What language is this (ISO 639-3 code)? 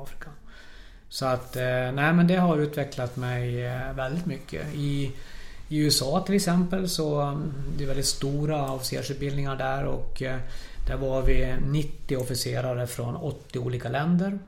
swe